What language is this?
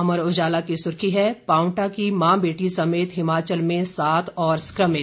Hindi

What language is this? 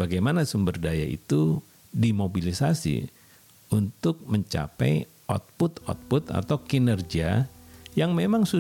Indonesian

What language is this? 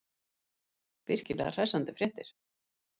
Icelandic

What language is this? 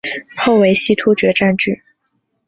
Chinese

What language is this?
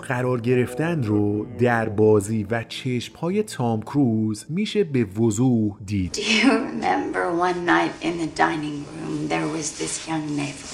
Persian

